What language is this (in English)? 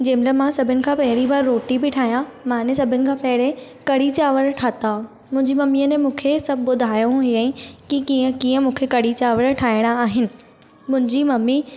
Sindhi